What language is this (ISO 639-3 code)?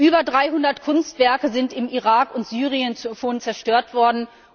deu